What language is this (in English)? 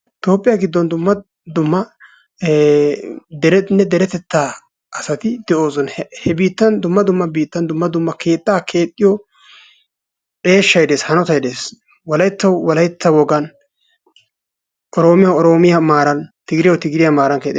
Wolaytta